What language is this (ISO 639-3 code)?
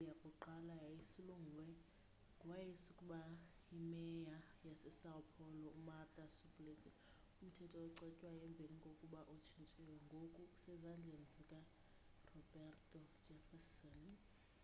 xho